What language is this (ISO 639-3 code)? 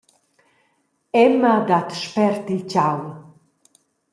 roh